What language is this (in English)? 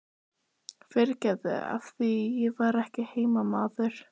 Icelandic